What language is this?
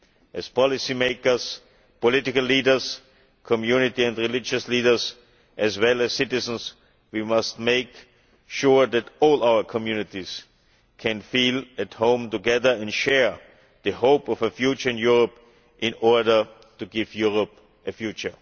English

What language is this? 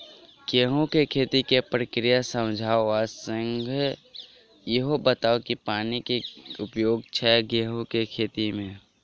Maithili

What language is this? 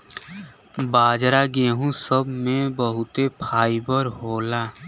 Bhojpuri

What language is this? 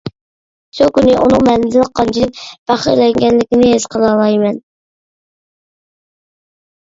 Uyghur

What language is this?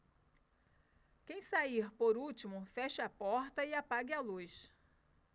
Portuguese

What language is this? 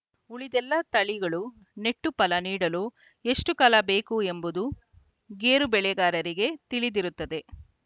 Kannada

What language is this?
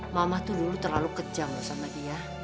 Indonesian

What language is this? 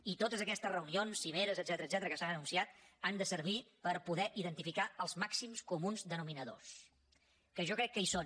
Catalan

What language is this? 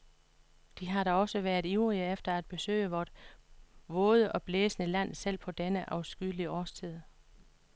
Danish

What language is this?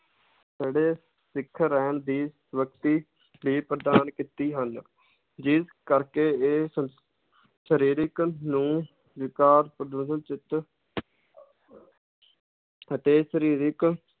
Punjabi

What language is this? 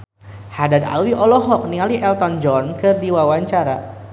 Sundanese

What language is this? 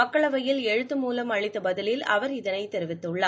Tamil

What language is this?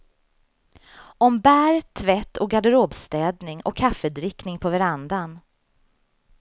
Swedish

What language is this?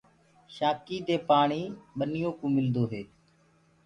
Gurgula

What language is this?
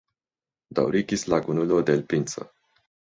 Esperanto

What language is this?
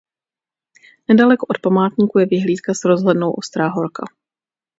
Czech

